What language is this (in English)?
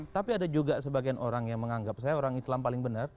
Indonesian